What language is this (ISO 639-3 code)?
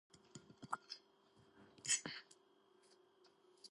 kat